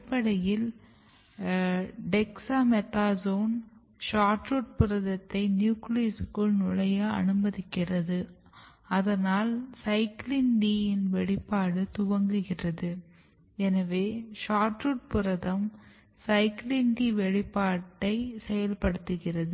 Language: Tamil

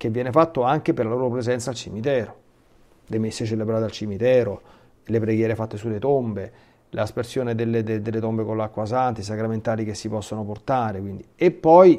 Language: Italian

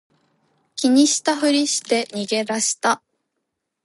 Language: Japanese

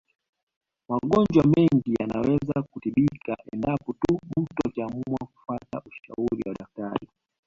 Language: Swahili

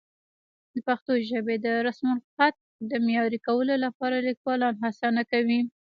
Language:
Pashto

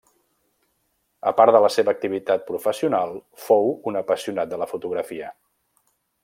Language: Catalan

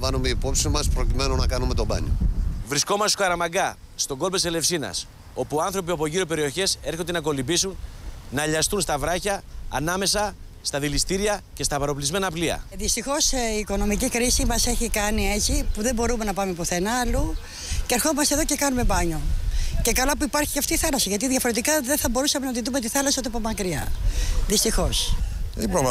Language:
Greek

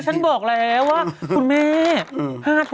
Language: Thai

